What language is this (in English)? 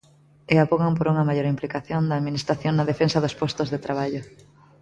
Galician